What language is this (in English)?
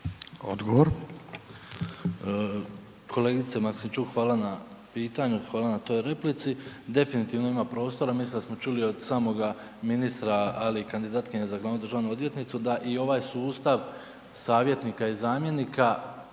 Croatian